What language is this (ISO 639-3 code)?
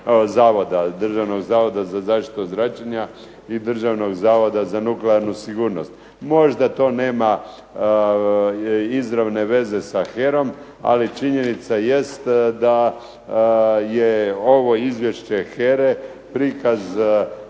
hrv